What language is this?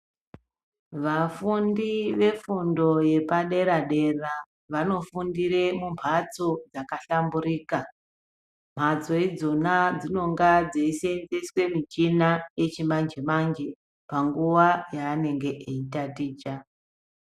Ndau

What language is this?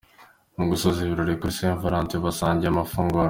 Kinyarwanda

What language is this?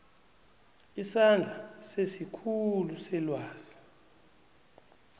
South Ndebele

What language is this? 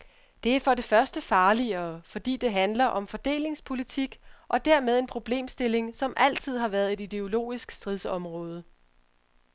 Danish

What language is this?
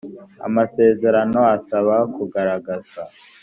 Kinyarwanda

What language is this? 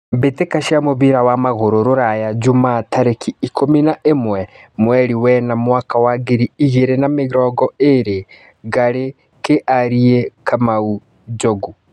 Kikuyu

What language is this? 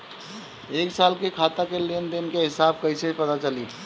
Bhojpuri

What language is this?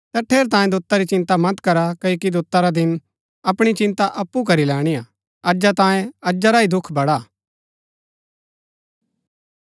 Gaddi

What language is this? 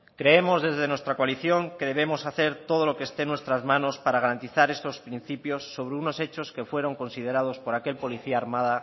Spanish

